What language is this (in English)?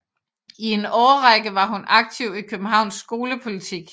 Danish